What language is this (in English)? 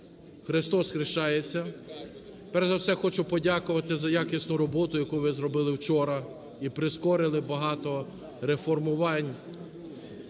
Ukrainian